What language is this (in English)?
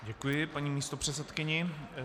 Czech